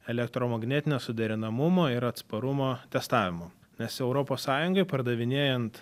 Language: Lithuanian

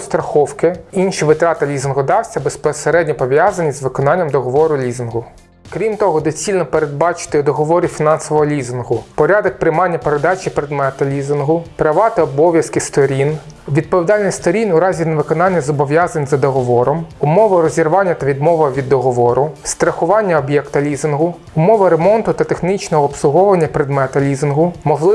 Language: Ukrainian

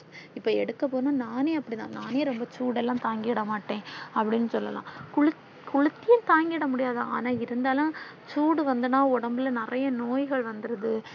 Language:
Tamil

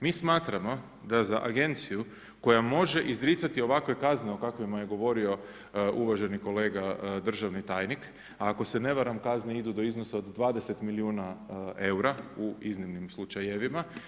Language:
Croatian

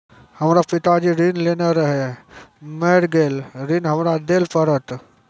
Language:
Maithili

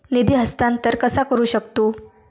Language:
Marathi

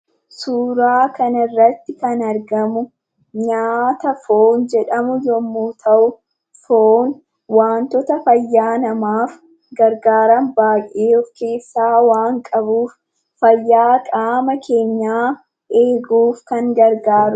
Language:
Oromo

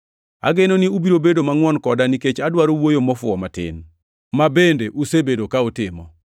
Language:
Luo (Kenya and Tanzania)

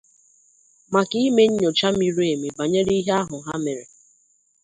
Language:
Igbo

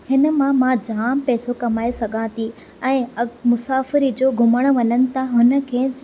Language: Sindhi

